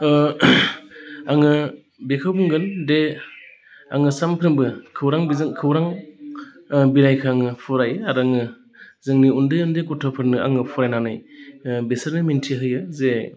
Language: Bodo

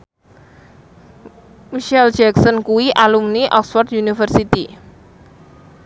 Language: Javanese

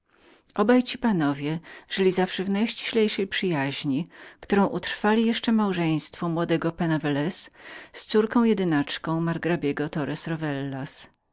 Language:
Polish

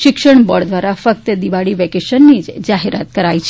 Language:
Gujarati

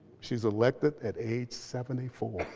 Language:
English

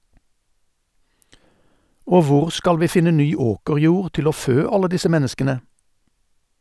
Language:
Norwegian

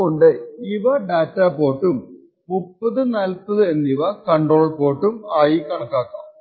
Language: Malayalam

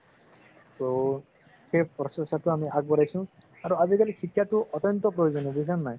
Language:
Assamese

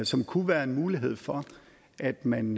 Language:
Danish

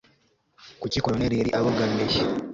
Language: Kinyarwanda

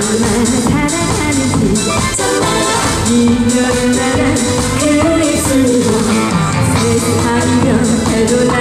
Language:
Korean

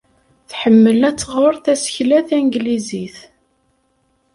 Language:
Kabyle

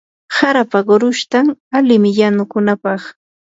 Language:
Yanahuanca Pasco Quechua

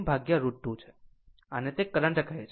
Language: Gujarati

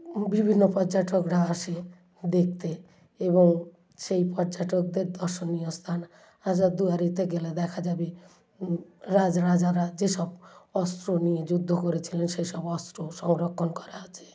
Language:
Bangla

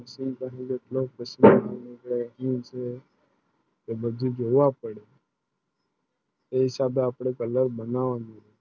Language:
Gujarati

